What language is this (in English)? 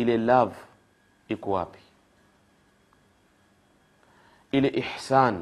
Swahili